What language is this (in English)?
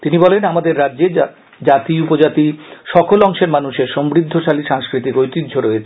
Bangla